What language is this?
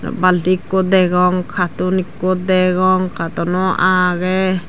Chakma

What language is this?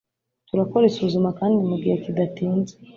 Kinyarwanda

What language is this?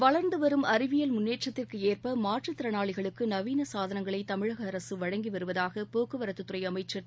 Tamil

